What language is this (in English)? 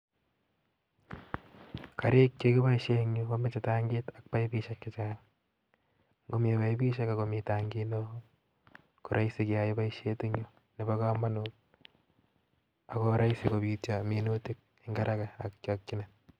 Kalenjin